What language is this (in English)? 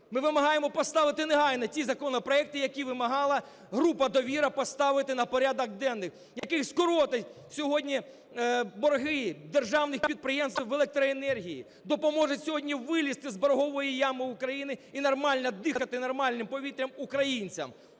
Ukrainian